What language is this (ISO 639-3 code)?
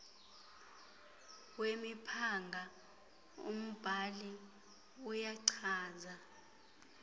xho